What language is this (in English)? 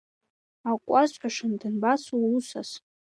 Abkhazian